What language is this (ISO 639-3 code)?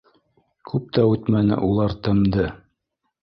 bak